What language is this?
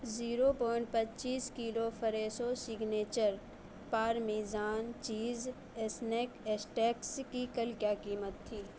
Urdu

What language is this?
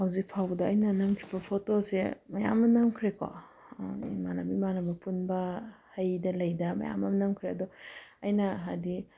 Manipuri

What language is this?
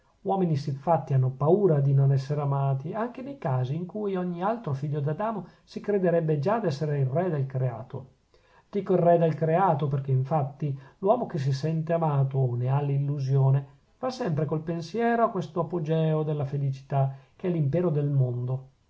Italian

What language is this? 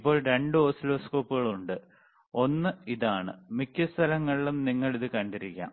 Malayalam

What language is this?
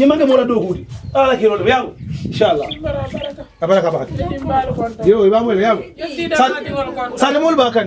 Indonesian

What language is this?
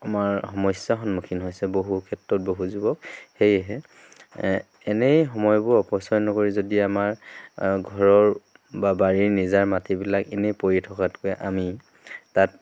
Assamese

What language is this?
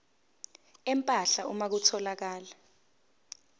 Zulu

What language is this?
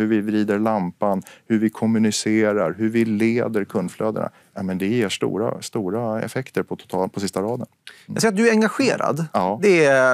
Swedish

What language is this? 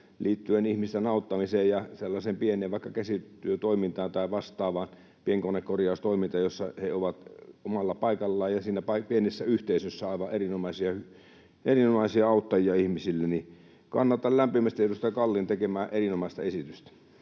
Finnish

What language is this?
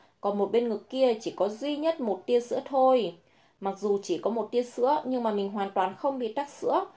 Vietnamese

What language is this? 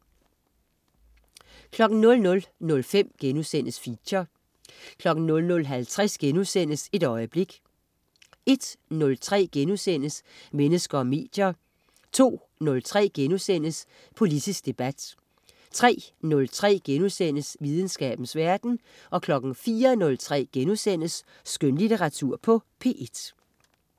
Danish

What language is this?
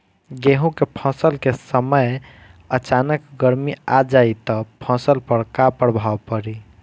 Bhojpuri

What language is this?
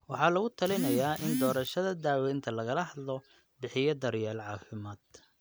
Somali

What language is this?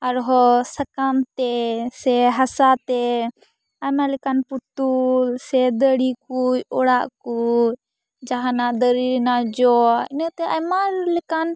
Santali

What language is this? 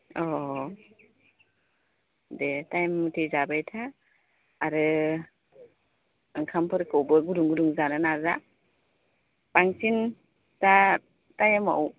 Bodo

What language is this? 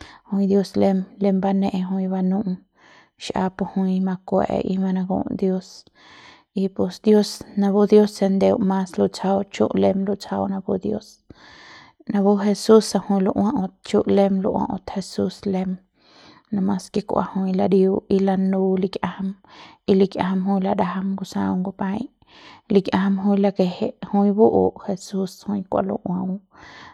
Central Pame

